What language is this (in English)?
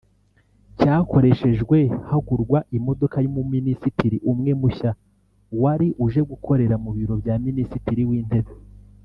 Kinyarwanda